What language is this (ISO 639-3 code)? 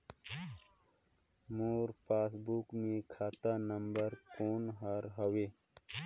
hne